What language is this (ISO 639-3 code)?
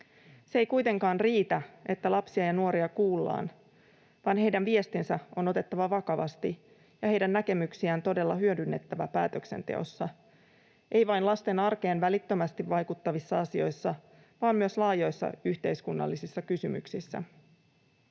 fin